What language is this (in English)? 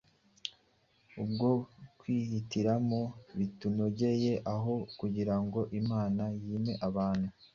Kinyarwanda